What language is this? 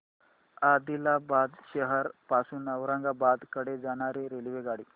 Marathi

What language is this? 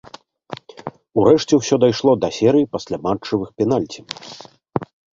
Belarusian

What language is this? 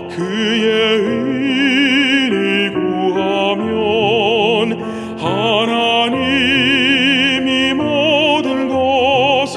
Korean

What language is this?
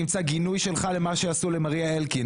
Hebrew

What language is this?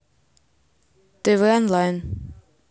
Russian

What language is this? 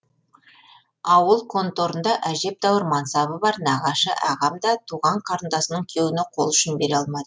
Kazakh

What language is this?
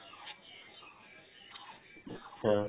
Assamese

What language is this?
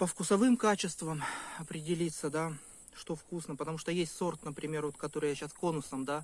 Russian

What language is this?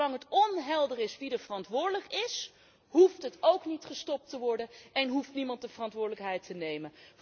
Dutch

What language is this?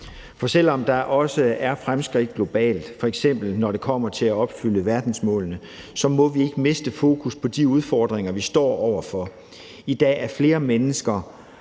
Danish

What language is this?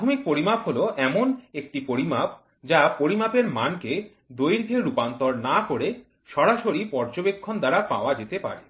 Bangla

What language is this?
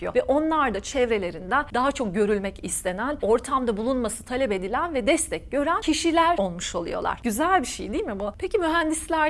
Turkish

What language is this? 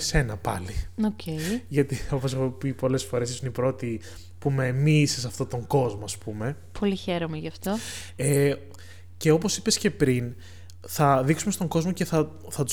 Greek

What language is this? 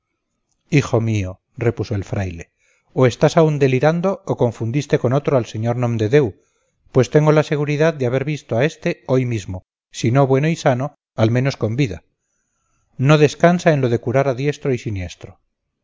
Spanish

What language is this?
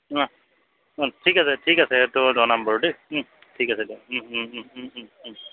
Assamese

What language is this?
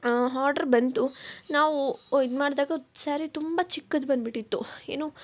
Kannada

